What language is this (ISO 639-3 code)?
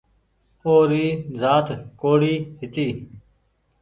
gig